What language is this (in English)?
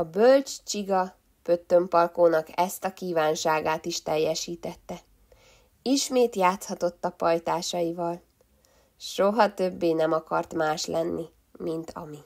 Hungarian